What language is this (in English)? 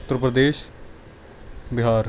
Punjabi